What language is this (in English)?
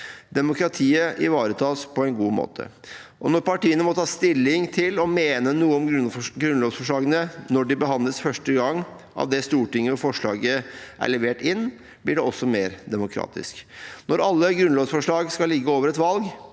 Norwegian